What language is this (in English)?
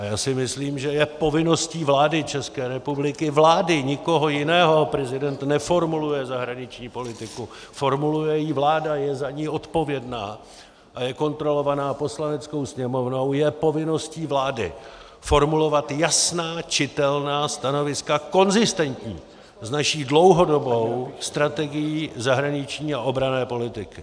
Czech